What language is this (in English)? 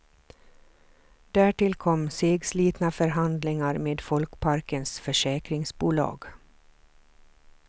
Swedish